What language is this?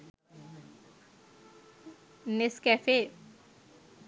Sinhala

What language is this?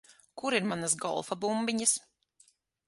Latvian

